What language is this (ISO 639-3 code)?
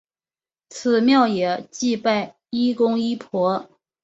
zho